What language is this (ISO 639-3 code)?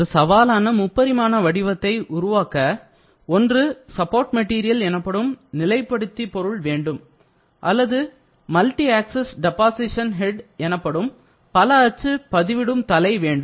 tam